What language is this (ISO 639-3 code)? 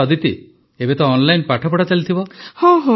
ori